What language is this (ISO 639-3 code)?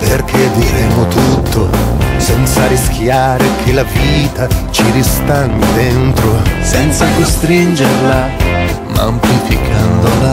ita